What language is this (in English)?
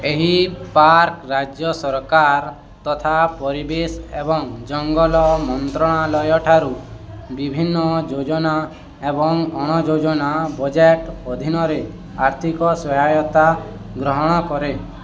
Odia